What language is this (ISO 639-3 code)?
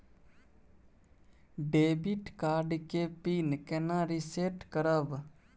mai